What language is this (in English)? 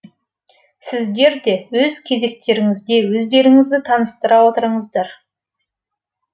Kazakh